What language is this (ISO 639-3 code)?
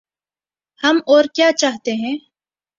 urd